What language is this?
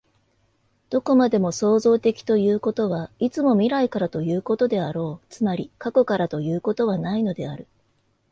Japanese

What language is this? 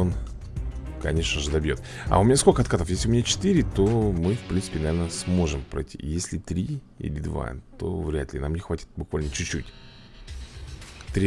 Russian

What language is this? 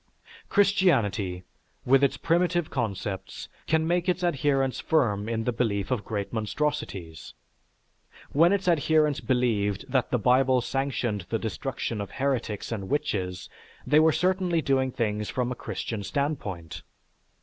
English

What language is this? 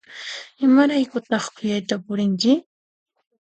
Puno Quechua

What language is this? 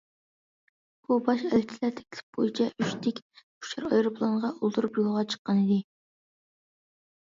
Uyghur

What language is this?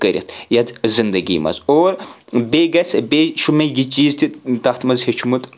Kashmiri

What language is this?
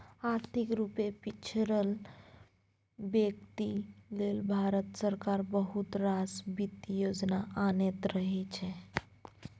Maithili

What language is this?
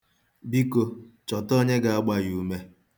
Igbo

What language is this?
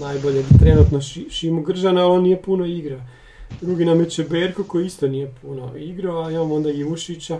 Croatian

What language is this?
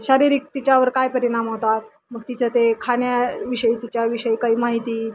Marathi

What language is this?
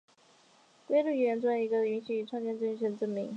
Chinese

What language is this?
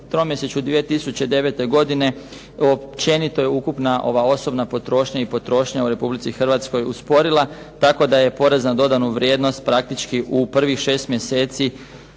Croatian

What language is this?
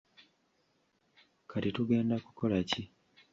Ganda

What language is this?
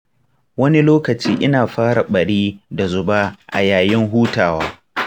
Hausa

